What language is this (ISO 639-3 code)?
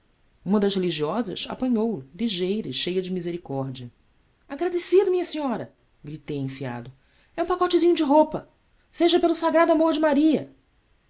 por